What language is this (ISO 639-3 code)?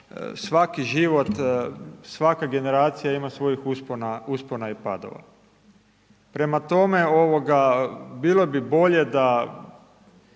hrv